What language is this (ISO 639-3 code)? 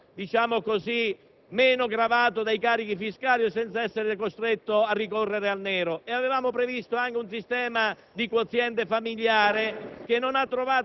ita